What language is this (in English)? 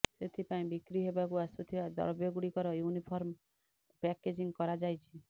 Odia